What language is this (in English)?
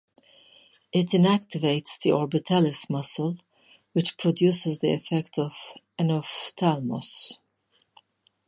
English